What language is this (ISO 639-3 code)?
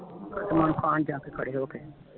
pan